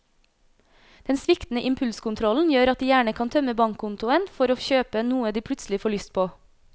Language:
Norwegian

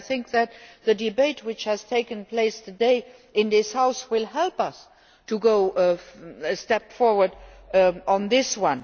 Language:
English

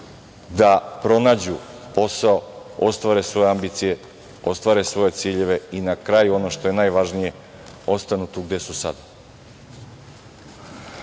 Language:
Serbian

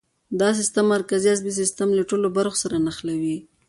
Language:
Pashto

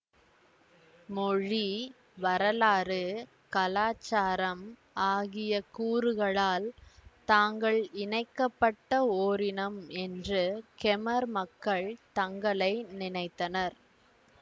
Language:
Tamil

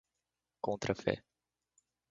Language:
Portuguese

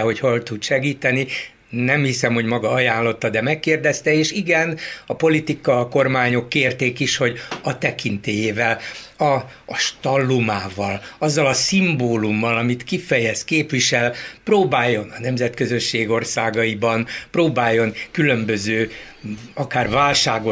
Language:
Hungarian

